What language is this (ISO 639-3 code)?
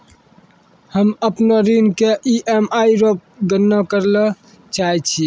mai